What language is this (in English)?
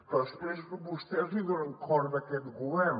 Catalan